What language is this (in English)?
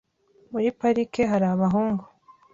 Kinyarwanda